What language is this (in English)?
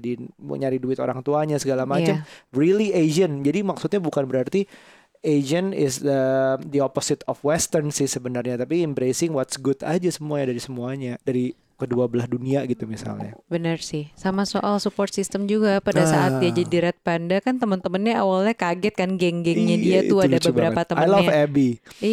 Indonesian